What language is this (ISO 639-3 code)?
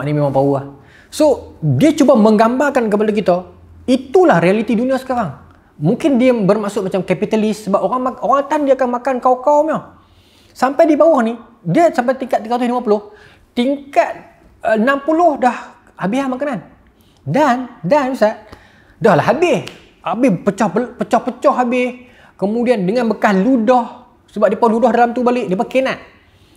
msa